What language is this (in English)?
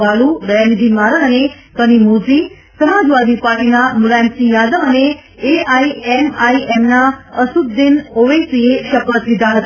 Gujarati